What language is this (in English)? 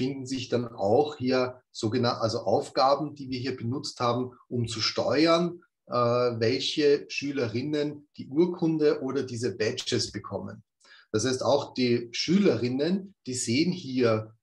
German